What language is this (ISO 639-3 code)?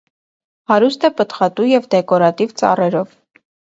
hye